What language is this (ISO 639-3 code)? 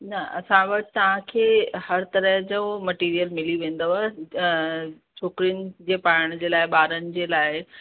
snd